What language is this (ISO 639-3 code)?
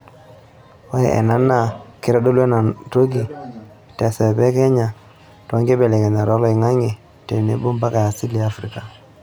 mas